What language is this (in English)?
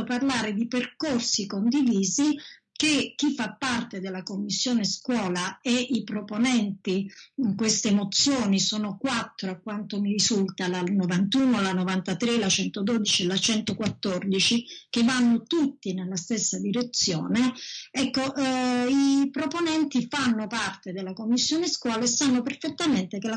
Italian